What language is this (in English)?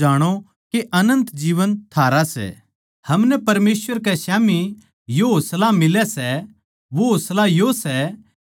Haryanvi